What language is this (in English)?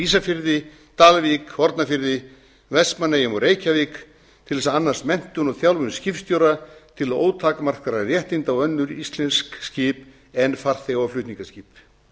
Icelandic